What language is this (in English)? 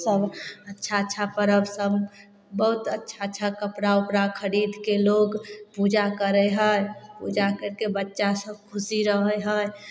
Maithili